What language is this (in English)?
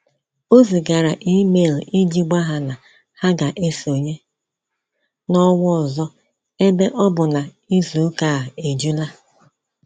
Igbo